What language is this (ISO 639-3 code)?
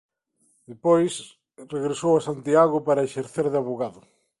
glg